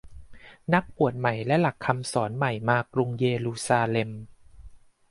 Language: Thai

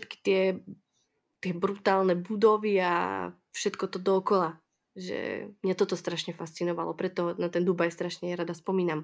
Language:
Czech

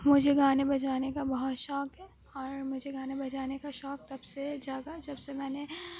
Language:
Urdu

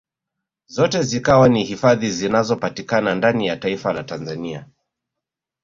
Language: Swahili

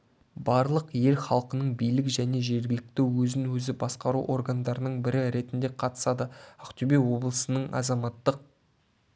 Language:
Kazakh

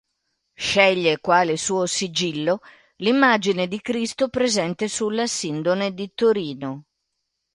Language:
Italian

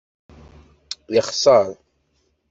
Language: Kabyle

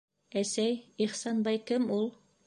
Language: Bashkir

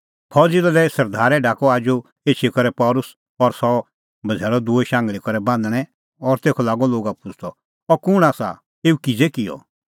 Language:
Kullu Pahari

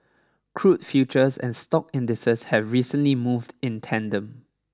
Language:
English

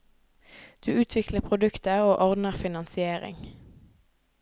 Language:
Norwegian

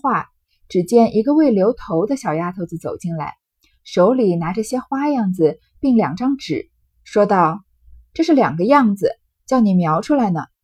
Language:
Chinese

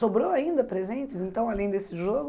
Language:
Portuguese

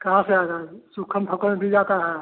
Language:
Hindi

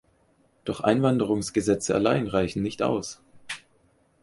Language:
German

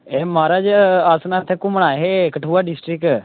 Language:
Dogri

